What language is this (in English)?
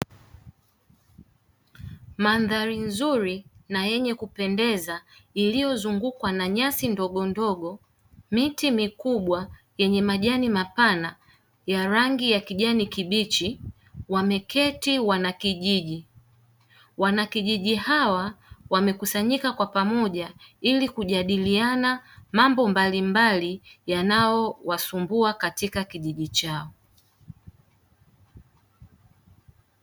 Swahili